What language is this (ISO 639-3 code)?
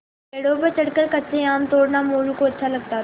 hin